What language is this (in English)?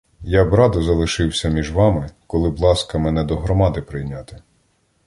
Ukrainian